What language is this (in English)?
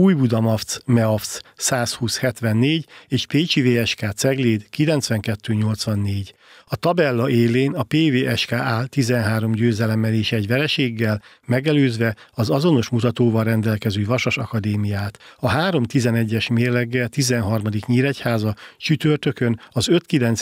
Hungarian